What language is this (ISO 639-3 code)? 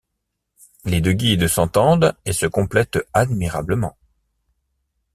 fra